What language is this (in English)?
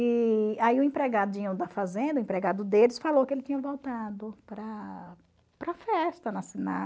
Portuguese